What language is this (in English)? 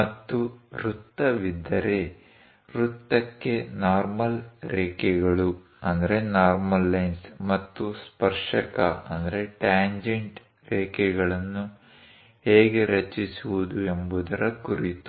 Kannada